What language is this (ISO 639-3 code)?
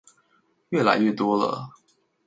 zho